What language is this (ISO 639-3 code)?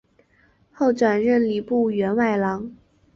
zho